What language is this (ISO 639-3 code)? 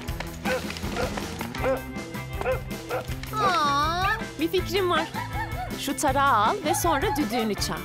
tur